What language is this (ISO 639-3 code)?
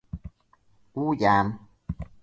hun